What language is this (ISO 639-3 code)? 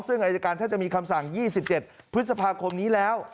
tha